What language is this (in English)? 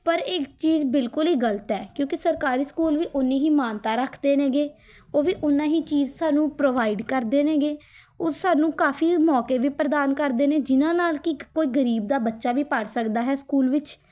Punjabi